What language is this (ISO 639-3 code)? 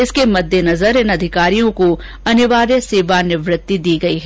hin